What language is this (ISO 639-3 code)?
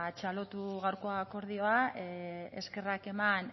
eus